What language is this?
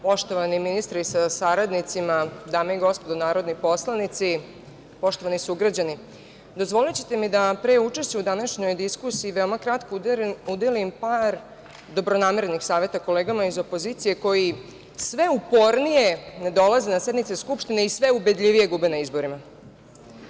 Serbian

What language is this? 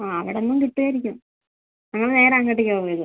Malayalam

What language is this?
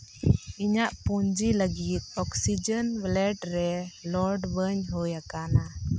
Santali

